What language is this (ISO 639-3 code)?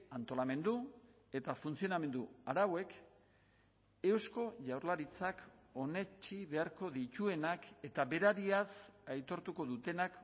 eus